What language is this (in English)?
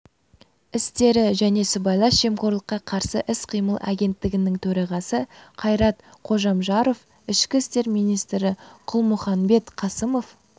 Kazakh